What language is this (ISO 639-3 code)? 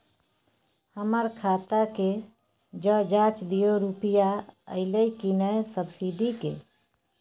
mai